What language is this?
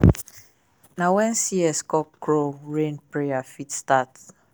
Nigerian Pidgin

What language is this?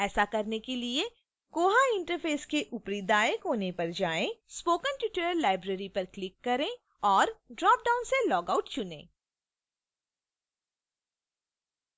Hindi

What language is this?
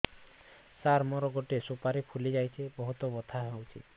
Odia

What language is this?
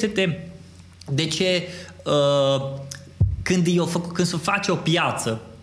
Romanian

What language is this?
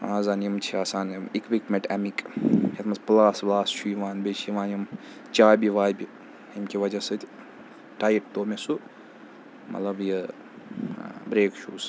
Kashmiri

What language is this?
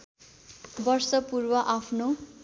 Nepali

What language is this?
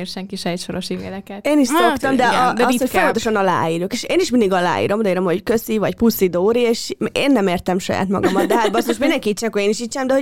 Hungarian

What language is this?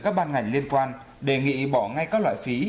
Vietnamese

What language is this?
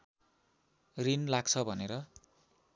Nepali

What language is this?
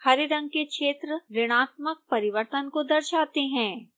Hindi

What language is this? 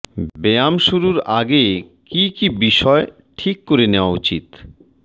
Bangla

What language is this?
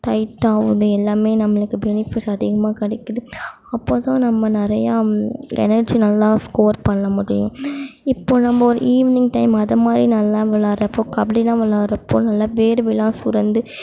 Tamil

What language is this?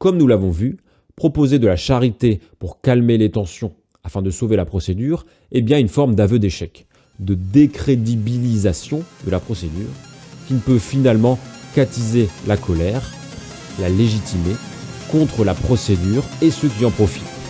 French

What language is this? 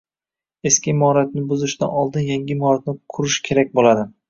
Uzbek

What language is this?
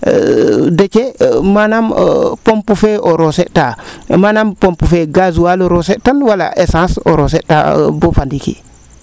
Serer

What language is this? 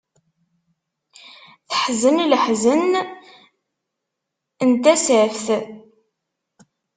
Kabyle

